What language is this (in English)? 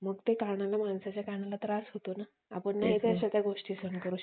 Marathi